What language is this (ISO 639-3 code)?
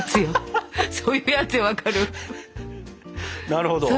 jpn